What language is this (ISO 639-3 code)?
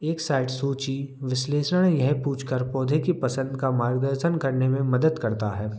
hin